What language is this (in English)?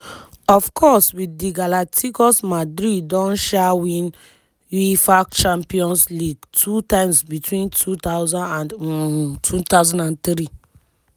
Nigerian Pidgin